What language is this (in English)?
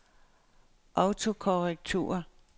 Danish